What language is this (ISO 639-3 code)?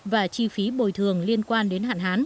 vie